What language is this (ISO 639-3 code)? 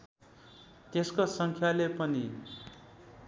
nep